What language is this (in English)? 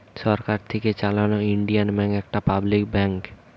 Bangla